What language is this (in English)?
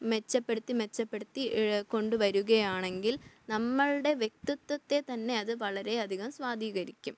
Malayalam